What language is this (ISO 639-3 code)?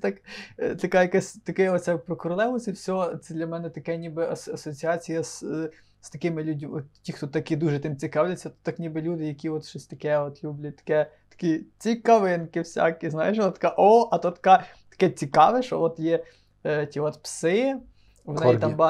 ukr